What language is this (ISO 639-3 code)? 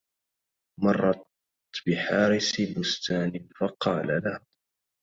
ara